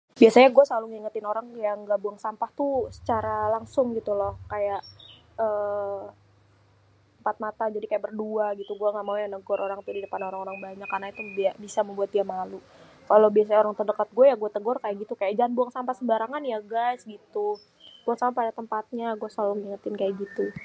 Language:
Betawi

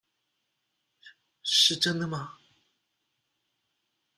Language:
Chinese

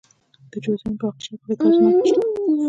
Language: Pashto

